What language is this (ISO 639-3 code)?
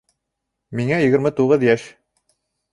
bak